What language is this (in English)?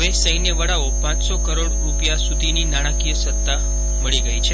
Gujarati